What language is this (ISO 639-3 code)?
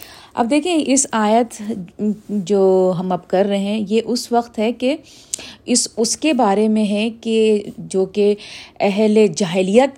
urd